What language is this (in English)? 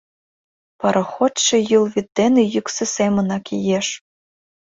Mari